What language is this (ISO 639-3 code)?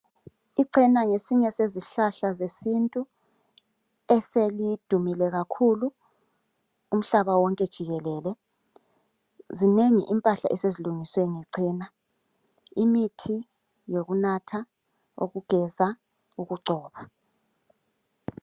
nde